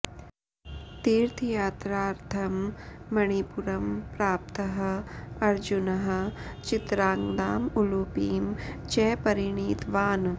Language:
Sanskrit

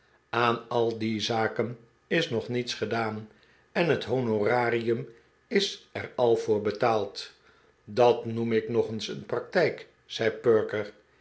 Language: Dutch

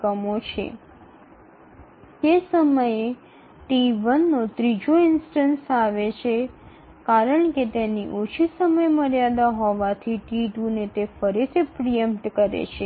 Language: Bangla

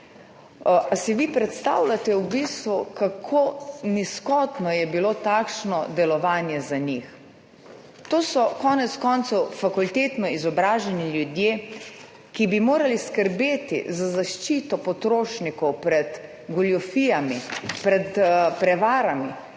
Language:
Slovenian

